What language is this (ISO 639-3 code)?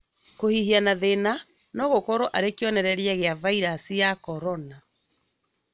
kik